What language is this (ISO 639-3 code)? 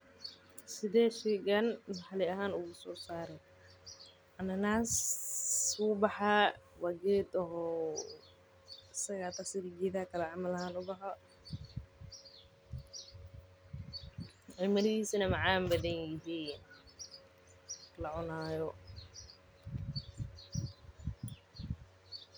som